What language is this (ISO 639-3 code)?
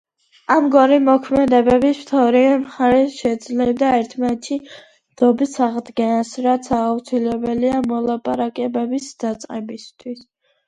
kat